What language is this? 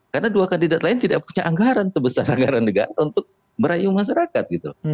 Indonesian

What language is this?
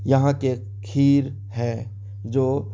Urdu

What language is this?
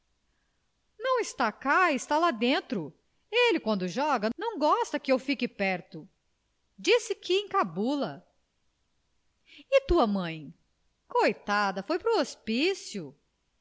Portuguese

